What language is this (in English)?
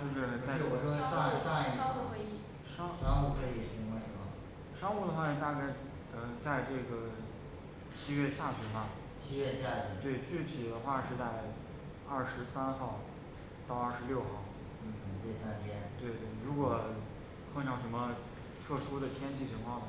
Chinese